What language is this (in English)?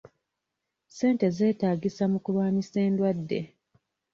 Ganda